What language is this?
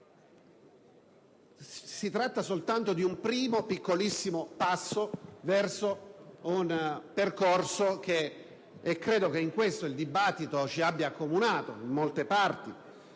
Italian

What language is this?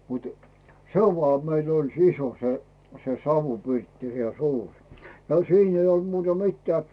Finnish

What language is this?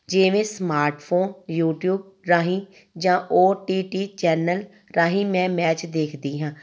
Punjabi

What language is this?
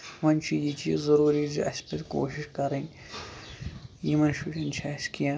Kashmiri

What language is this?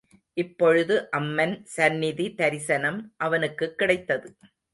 Tamil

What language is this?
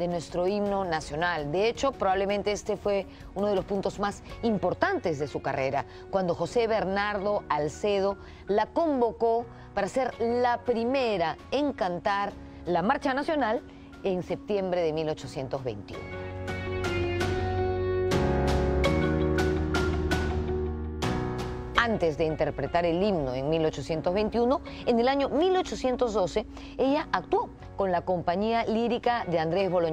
Spanish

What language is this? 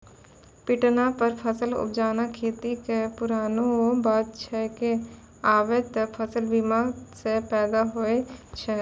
Maithili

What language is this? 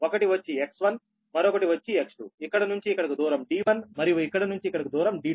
Telugu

